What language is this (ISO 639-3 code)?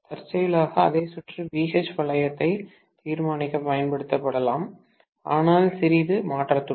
tam